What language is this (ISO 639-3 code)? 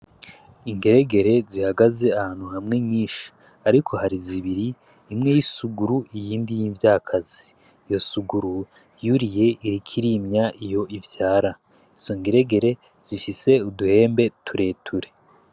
run